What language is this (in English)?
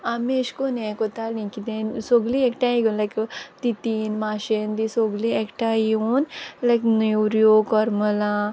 Konkani